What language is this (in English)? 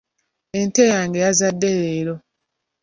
Ganda